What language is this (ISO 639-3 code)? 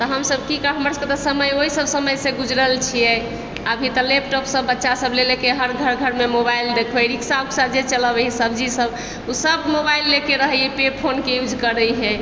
mai